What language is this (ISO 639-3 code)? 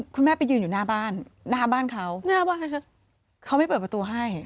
tha